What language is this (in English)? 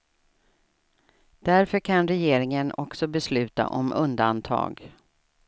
Swedish